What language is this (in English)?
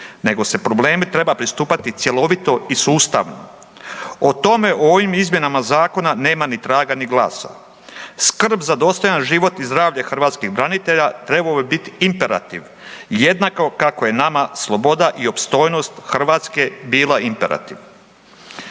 Croatian